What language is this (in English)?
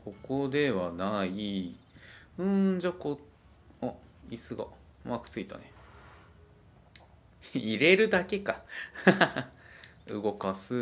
Japanese